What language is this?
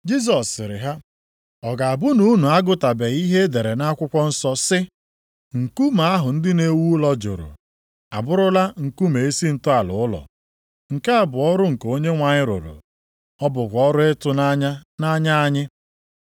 Igbo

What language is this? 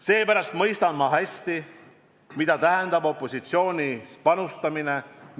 Estonian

